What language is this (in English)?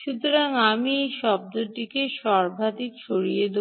Bangla